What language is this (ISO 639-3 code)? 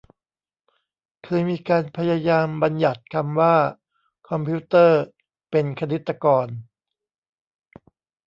tha